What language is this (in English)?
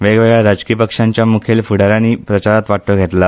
Konkani